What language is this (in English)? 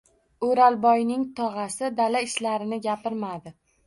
Uzbek